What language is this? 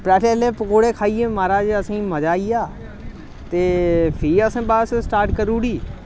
Dogri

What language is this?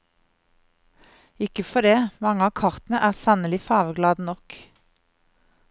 Norwegian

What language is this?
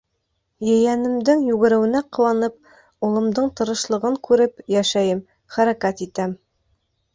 Bashkir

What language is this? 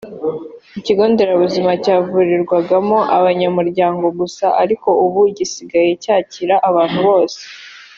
Kinyarwanda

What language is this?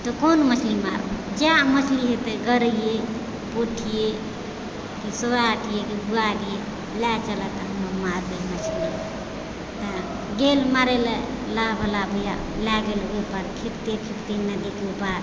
Maithili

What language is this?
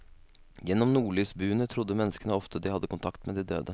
Norwegian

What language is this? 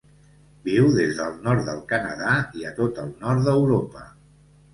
Catalan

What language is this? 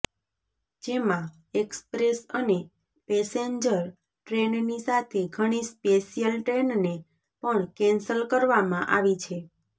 Gujarati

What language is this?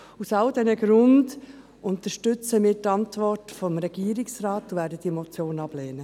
Swiss German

